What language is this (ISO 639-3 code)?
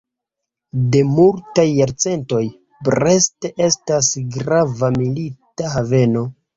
epo